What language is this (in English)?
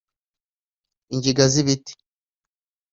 Kinyarwanda